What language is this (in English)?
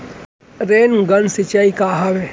Chhattisgarhi